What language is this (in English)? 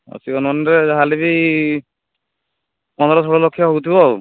Odia